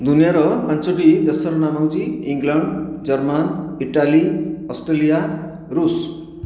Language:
Odia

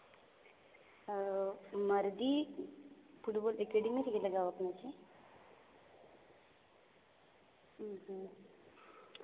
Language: Santali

